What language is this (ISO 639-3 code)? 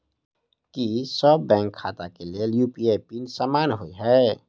mai